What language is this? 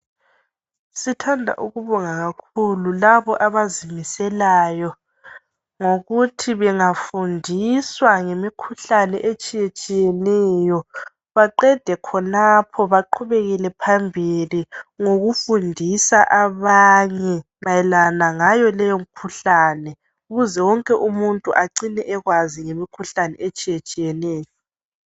North Ndebele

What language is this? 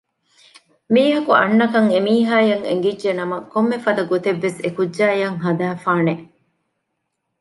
Divehi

